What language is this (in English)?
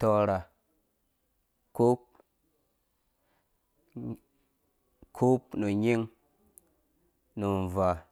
Dũya